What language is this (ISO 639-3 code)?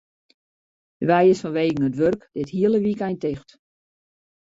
fry